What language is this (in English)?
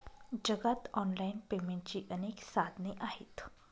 Marathi